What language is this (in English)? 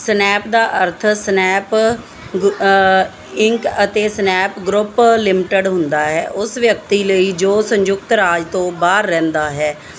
Punjabi